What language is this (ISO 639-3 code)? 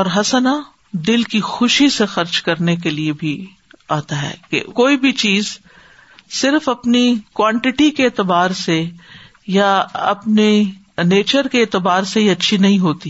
urd